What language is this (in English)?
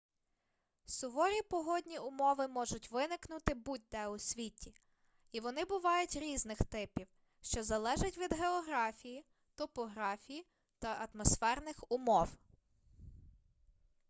Ukrainian